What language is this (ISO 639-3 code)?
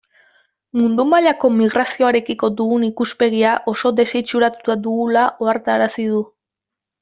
eus